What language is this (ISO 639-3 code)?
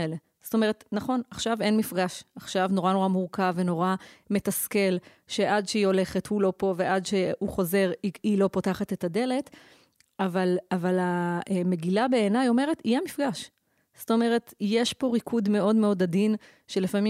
heb